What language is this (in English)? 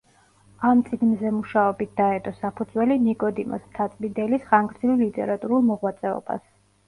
Georgian